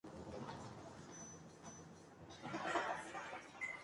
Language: Spanish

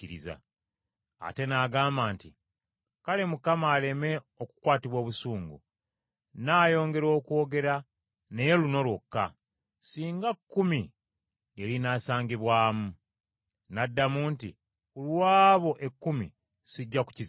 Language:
Ganda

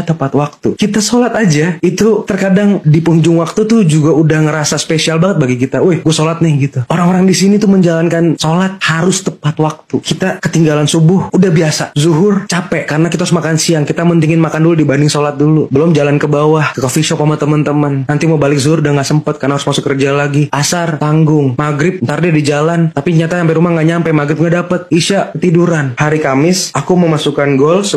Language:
Indonesian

